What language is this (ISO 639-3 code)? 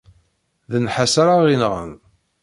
kab